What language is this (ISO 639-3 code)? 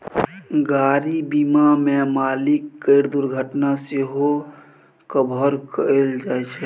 mai